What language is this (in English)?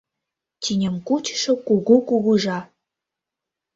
Mari